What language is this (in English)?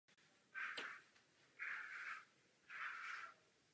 Czech